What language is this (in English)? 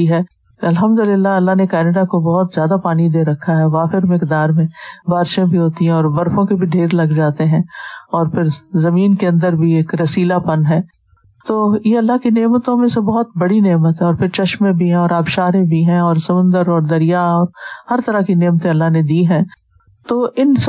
Urdu